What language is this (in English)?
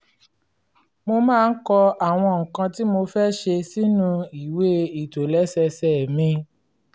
Yoruba